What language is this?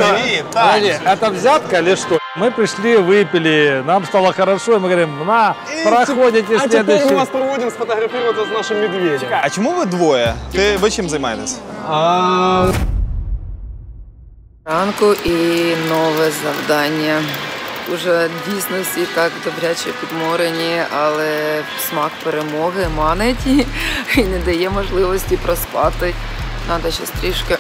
Russian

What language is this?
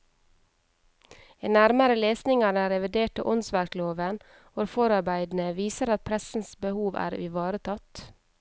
Norwegian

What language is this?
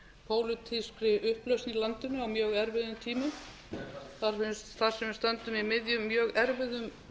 Icelandic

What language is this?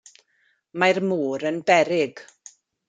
Welsh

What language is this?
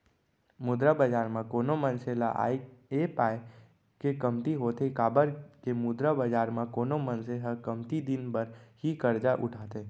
Chhattisgarhi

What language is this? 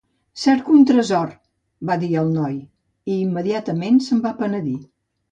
Catalan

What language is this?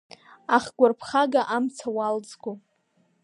Abkhazian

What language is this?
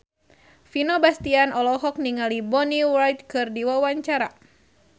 Sundanese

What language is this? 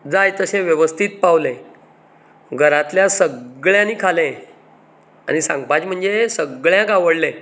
Konkani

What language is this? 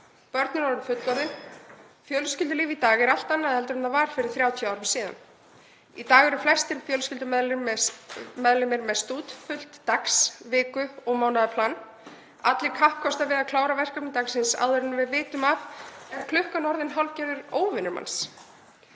Icelandic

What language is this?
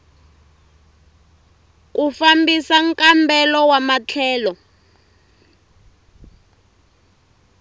Tsonga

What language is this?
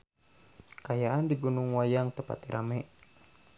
Sundanese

